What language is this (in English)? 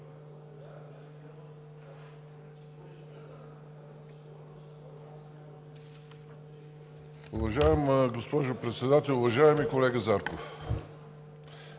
Bulgarian